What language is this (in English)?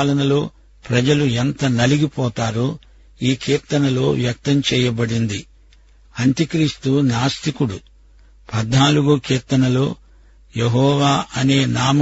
Telugu